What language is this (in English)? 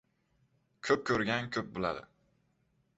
Uzbek